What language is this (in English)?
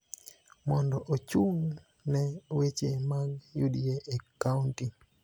Luo (Kenya and Tanzania)